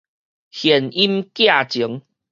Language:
Min Nan Chinese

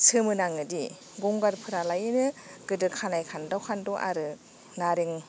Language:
Bodo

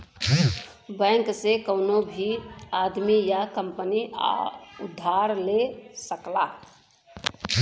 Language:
Bhojpuri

